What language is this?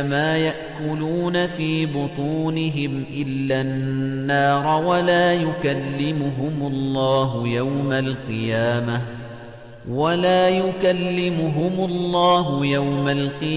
Arabic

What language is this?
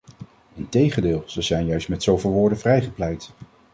Dutch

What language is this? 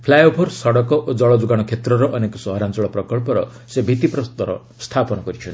Odia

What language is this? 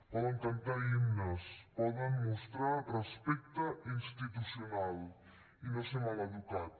Catalan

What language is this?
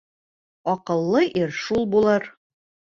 Bashkir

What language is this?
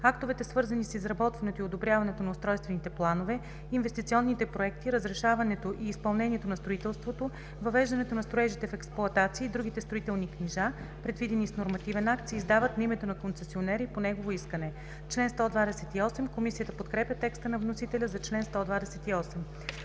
Bulgarian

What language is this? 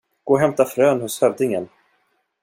Swedish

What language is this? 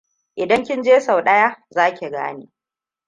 Hausa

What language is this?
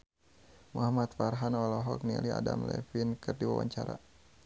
Sundanese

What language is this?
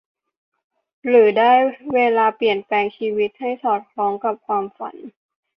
Thai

